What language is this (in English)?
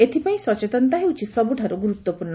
Odia